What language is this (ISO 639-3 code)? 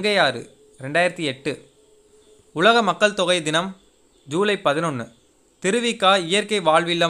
hin